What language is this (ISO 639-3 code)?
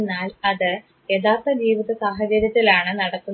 mal